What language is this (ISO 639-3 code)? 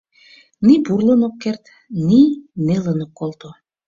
chm